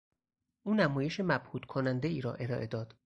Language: Persian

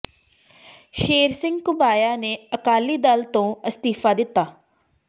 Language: Punjabi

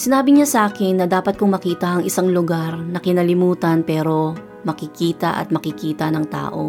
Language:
Filipino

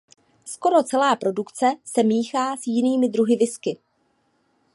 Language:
Czech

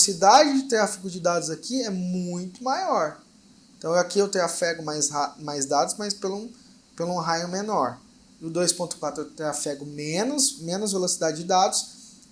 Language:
Portuguese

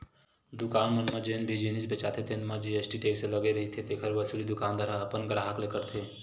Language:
Chhattisgarhi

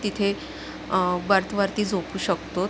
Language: Marathi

